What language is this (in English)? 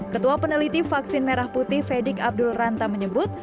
Indonesian